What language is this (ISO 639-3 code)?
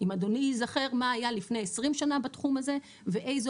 heb